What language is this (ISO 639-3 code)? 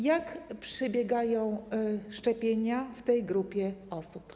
pol